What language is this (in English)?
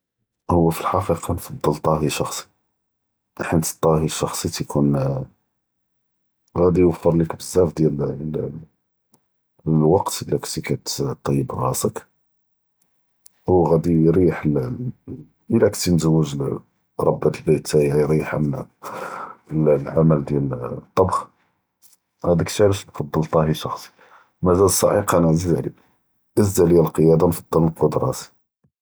Judeo-Arabic